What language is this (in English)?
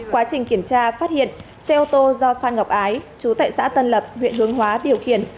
Vietnamese